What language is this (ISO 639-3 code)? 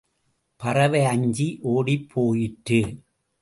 tam